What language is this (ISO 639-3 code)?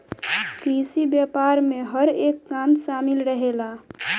bho